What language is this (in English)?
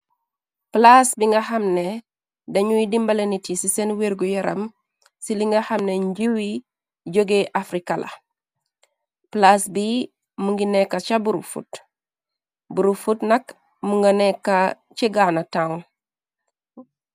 Wolof